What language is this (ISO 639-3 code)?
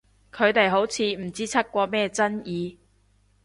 yue